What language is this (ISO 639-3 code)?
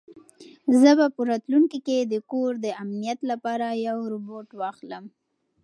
pus